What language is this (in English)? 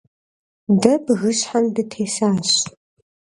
Kabardian